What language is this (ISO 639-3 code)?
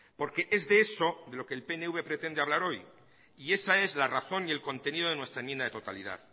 spa